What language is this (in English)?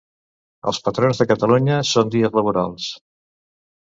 Catalan